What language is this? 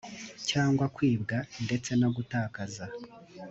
Kinyarwanda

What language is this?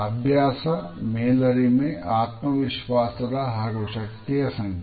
Kannada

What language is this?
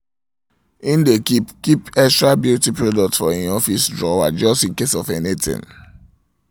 Nigerian Pidgin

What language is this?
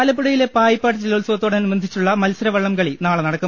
Malayalam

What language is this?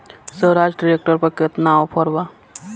Bhojpuri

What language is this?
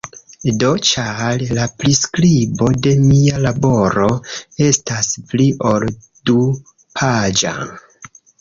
Esperanto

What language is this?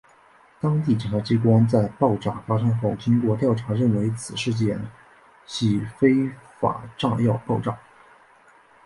Chinese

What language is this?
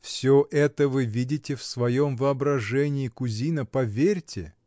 Russian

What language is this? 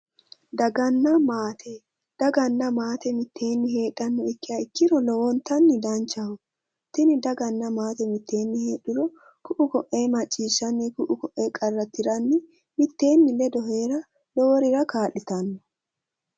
Sidamo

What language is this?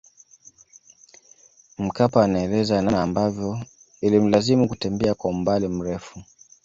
Swahili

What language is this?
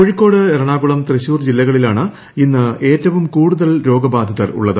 Malayalam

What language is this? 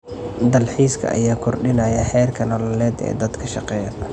Somali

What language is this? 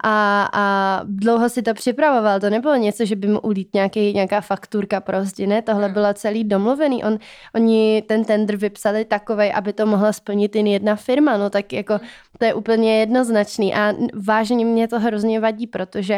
Czech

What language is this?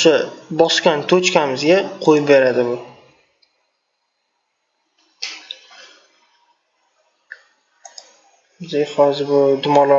Turkish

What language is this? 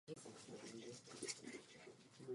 Czech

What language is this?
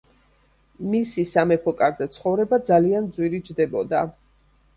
Georgian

